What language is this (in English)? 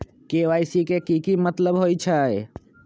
Magahi